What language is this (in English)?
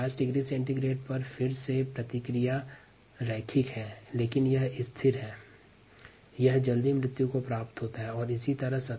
Hindi